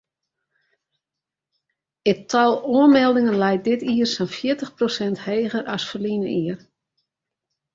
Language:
Western Frisian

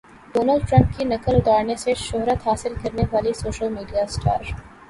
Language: Urdu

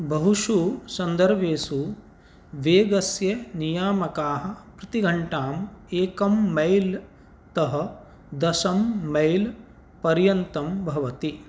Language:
Sanskrit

